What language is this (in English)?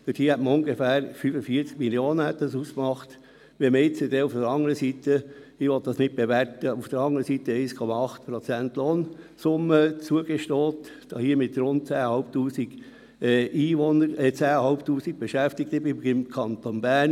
Swiss German